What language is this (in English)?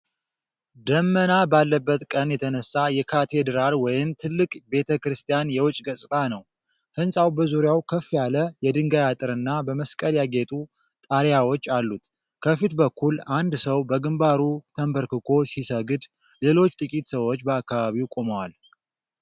Amharic